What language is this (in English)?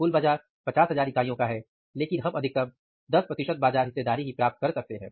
Hindi